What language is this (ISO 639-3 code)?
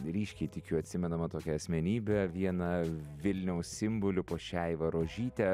lit